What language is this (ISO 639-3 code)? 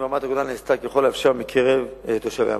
heb